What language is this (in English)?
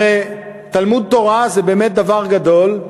Hebrew